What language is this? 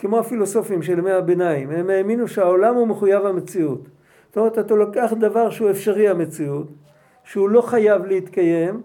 Hebrew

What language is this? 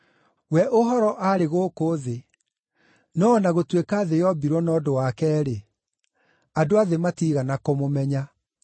Kikuyu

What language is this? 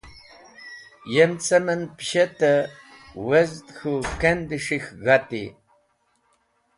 Wakhi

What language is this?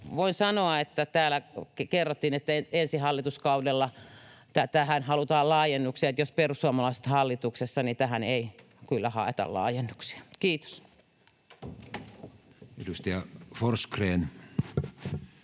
Finnish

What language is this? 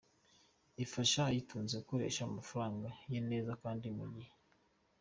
Kinyarwanda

